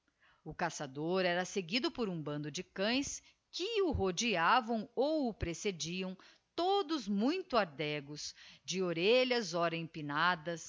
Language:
Portuguese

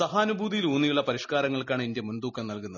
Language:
Malayalam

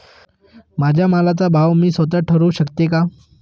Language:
Marathi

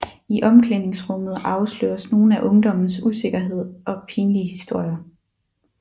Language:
Danish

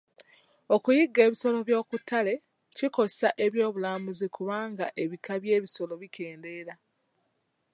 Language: Ganda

